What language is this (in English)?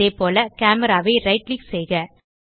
Tamil